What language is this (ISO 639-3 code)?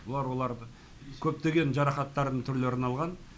kaz